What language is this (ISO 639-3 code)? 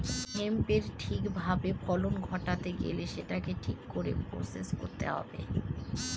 ben